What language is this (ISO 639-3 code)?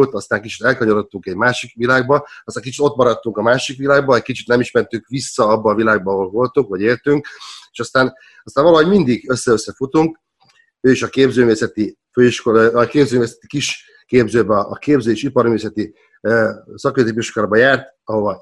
hun